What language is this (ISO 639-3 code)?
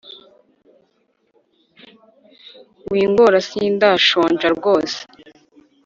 kin